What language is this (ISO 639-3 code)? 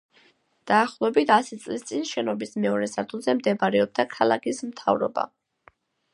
kat